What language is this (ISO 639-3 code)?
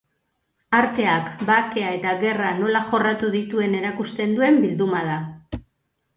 eus